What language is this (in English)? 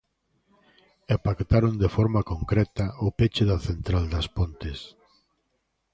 Galician